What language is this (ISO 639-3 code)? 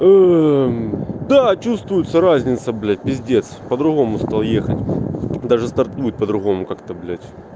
rus